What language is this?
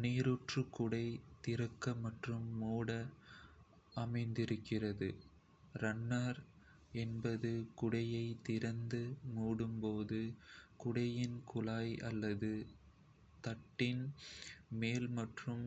Kota (India)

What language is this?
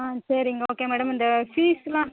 Tamil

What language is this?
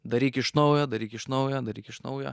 Lithuanian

